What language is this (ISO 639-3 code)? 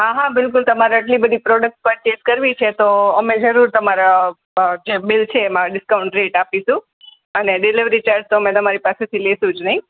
guj